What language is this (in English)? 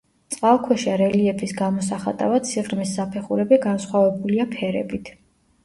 Georgian